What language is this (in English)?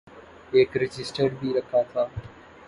Urdu